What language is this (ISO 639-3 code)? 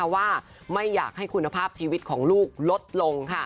tha